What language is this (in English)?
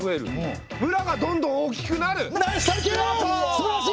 Japanese